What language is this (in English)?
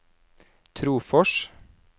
Norwegian